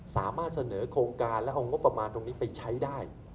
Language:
Thai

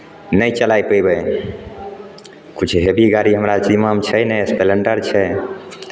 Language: Maithili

